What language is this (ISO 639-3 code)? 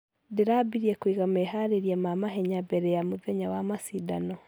kik